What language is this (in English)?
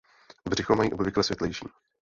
Czech